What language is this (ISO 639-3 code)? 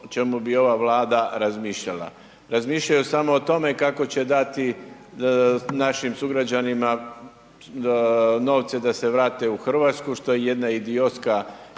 hrv